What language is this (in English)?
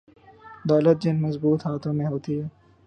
Urdu